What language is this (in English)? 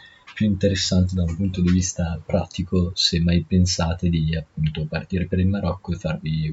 Italian